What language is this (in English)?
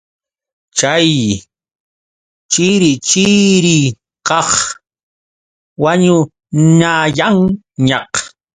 Yauyos Quechua